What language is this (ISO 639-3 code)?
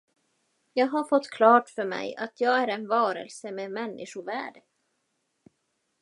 swe